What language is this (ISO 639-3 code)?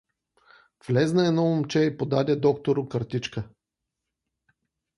bul